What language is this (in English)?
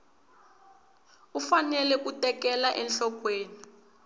Tsonga